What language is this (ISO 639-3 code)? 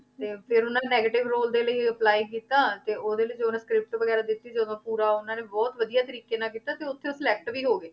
pan